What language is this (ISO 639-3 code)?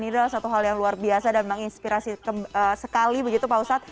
ind